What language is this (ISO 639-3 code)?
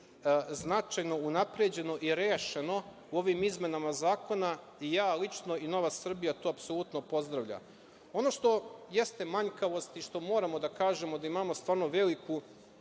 srp